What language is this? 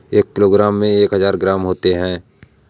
Hindi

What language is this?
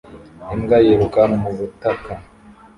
Kinyarwanda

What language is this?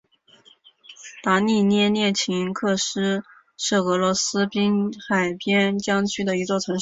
Chinese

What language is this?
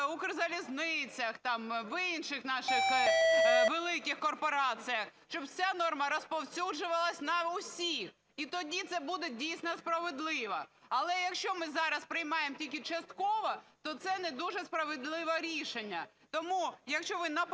Ukrainian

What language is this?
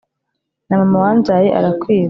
Kinyarwanda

